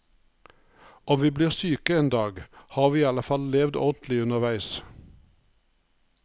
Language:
Norwegian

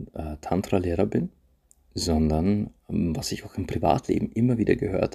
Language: German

